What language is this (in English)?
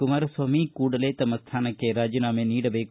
Kannada